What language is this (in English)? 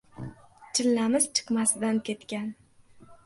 Uzbek